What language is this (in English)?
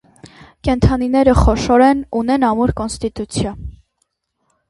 Armenian